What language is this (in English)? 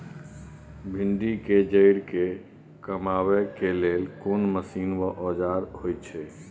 Maithili